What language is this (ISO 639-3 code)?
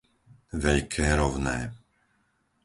slk